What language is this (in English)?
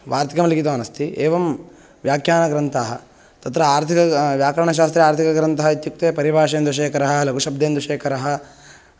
Sanskrit